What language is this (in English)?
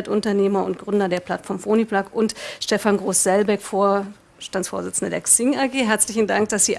German